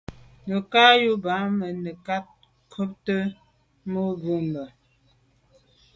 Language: Medumba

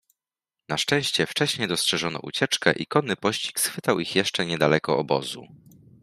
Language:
Polish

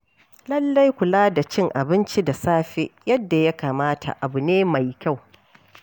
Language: Hausa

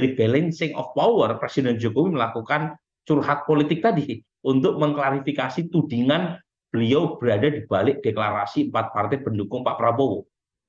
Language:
Indonesian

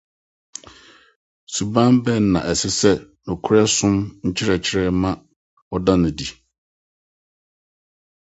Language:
Akan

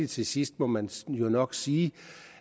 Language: Danish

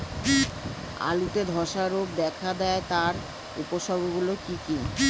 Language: Bangla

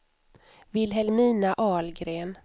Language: Swedish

